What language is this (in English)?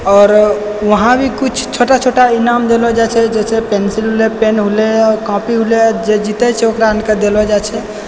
Maithili